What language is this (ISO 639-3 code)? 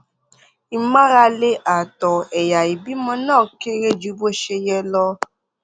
yor